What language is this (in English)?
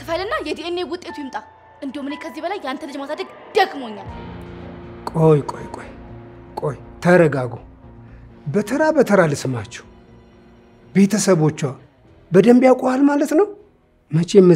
Arabic